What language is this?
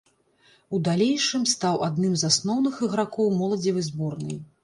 Belarusian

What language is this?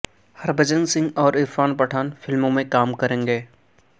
Urdu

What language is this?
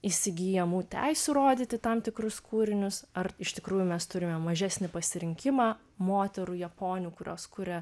Lithuanian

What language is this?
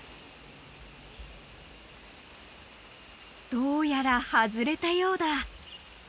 Japanese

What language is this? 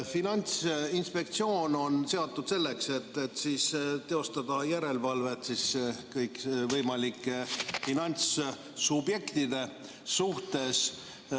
Estonian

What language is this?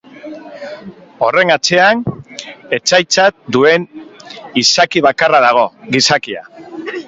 Basque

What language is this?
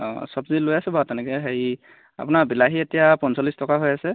Assamese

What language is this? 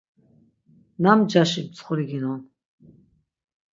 Laz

